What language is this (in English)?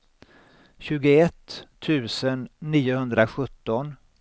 Swedish